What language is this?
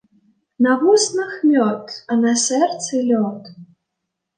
Belarusian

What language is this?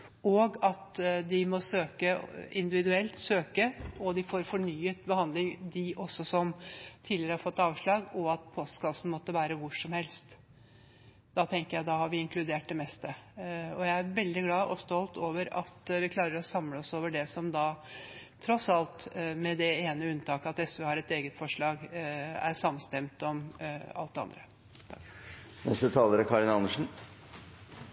Norwegian Bokmål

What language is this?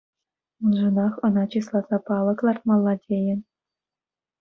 Chuvash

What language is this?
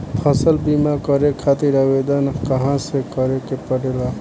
Bhojpuri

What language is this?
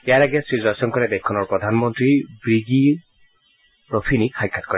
Assamese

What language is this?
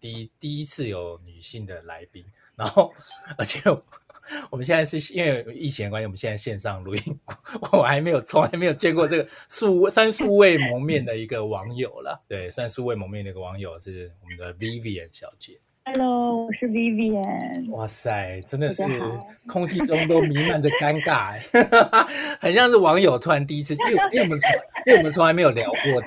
Chinese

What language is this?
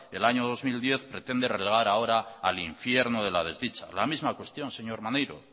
Spanish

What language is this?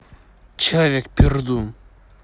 Russian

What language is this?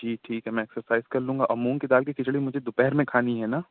Urdu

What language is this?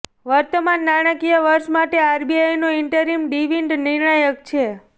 Gujarati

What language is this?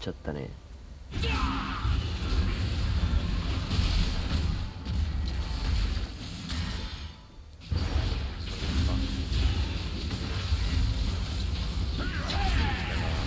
Japanese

